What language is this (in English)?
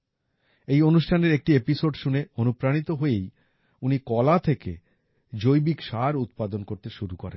Bangla